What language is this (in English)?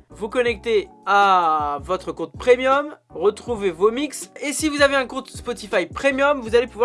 French